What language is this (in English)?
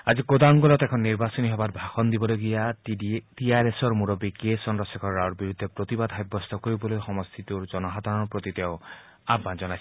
Assamese